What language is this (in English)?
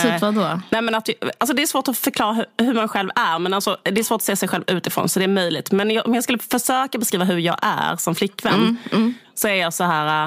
Swedish